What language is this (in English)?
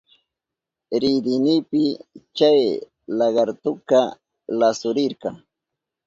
Southern Pastaza Quechua